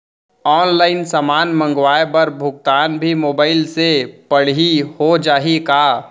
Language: Chhattisgarhi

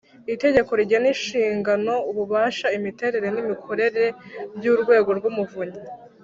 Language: Kinyarwanda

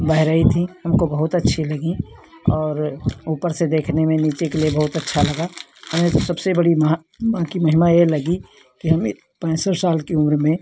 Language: Hindi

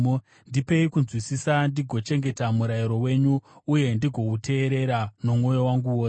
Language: Shona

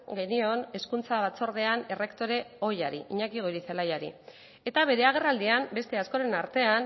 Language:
Basque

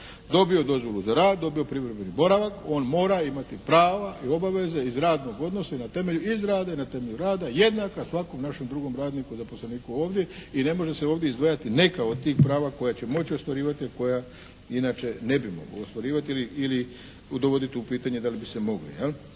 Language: Croatian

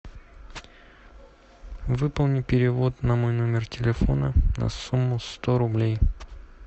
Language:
Russian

